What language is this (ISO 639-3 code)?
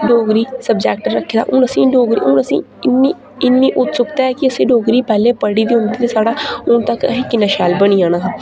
doi